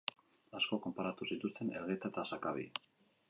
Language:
Basque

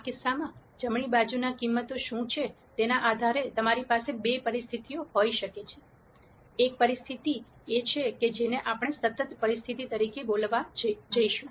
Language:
Gujarati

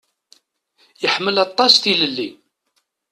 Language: Kabyle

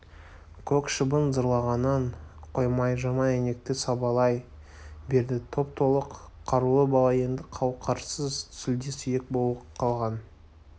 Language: Kazakh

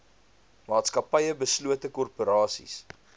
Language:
Afrikaans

